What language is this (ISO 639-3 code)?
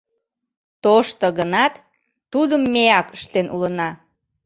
chm